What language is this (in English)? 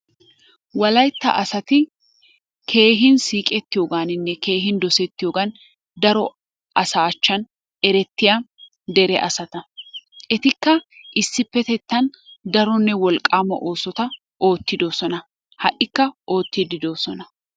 Wolaytta